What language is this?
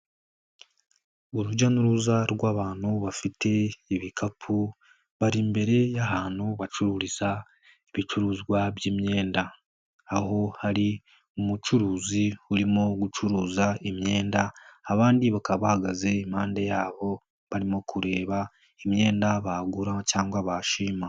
Kinyarwanda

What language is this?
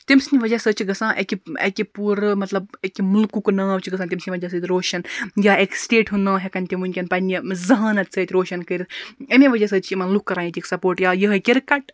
Kashmiri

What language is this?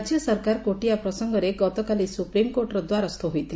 Odia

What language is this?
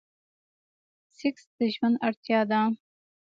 Pashto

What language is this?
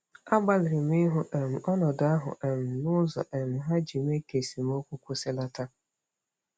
Igbo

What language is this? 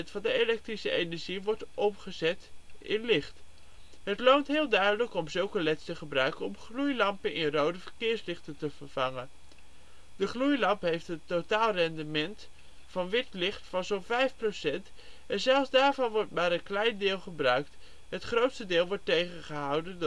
Dutch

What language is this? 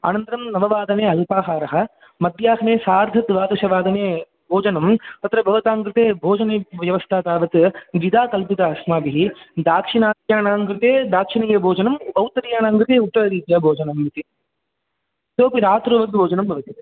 Sanskrit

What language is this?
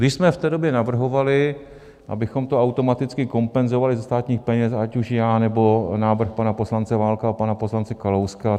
Czech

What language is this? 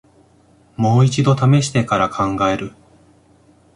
Japanese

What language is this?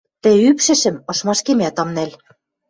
Western Mari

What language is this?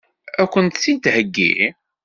Kabyle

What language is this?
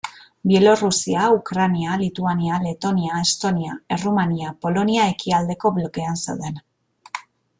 Basque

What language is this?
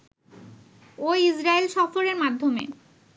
Bangla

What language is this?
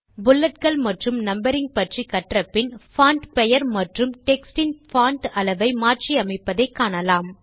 Tamil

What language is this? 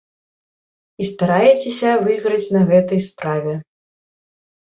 Belarusian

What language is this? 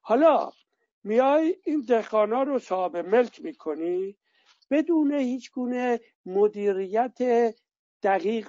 Persian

